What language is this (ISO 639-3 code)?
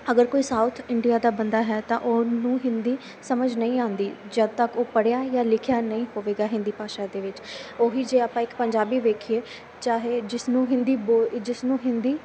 pan